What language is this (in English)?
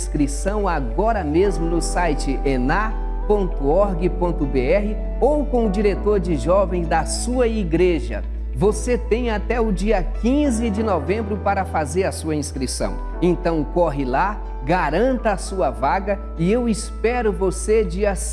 Portuguese